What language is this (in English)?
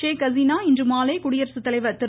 Tamil